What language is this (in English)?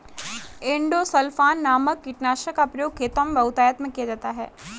Hindi